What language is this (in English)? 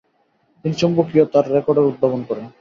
Bangla